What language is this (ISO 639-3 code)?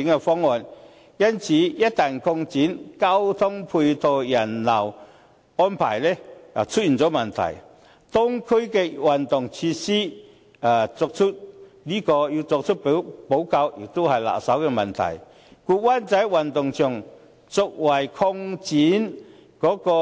yue